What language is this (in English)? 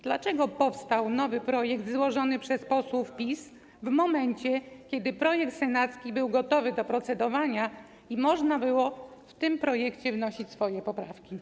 Polish